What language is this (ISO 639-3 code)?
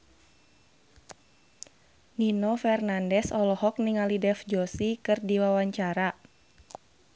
sun